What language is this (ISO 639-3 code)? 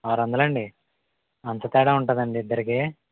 tel